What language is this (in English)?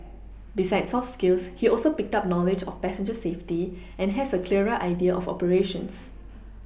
English